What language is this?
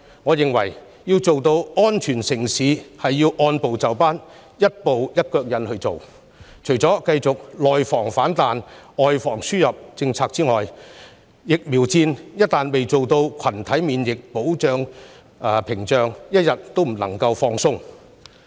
Cantonese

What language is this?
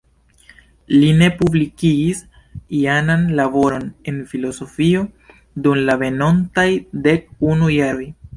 Esperanto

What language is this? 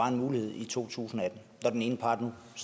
Danish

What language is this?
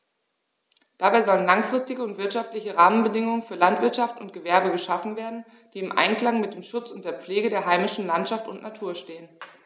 German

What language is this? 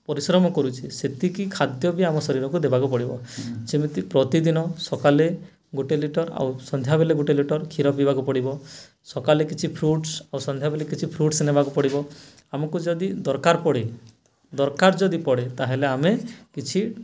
Odia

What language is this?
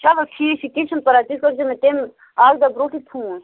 Kashmiri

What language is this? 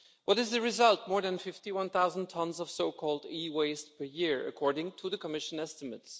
English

